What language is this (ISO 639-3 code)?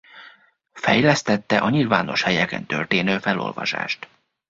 hun